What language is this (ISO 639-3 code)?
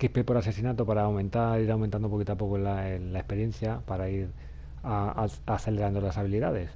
spa